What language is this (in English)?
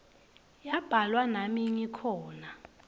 Swati